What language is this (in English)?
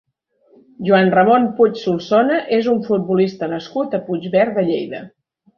Catalan